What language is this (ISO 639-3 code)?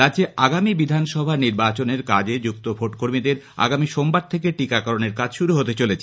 ben